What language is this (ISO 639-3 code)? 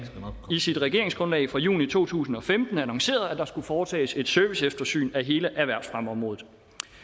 dan